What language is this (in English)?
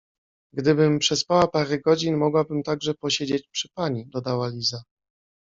Polish